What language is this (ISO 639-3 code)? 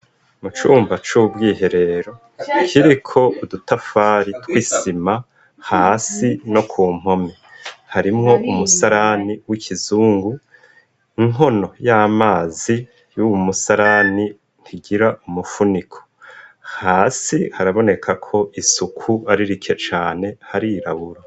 run